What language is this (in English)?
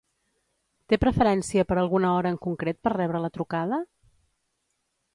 Catalan